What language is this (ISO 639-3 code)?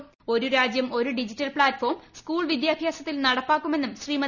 mal